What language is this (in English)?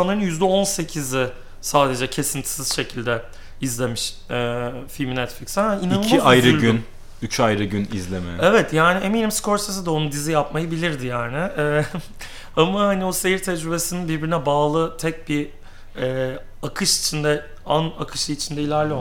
Turkish